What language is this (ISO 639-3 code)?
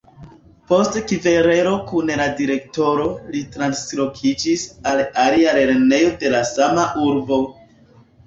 epo